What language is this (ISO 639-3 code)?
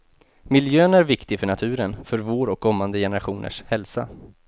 swe